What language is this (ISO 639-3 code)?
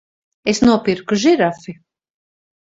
lav